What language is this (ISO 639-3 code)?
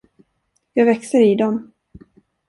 swe